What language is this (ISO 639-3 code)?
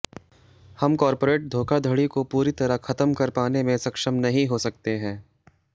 hin